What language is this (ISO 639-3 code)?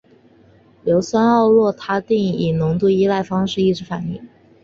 zho